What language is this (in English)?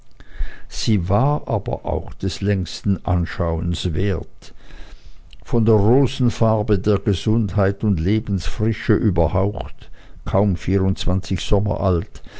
German